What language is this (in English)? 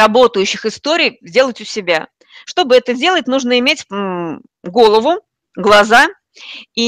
Russian